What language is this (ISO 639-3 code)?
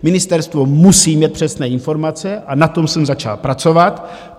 ces